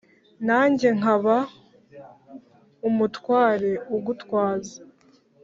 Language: Kinyarwanda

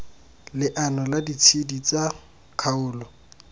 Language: Tswana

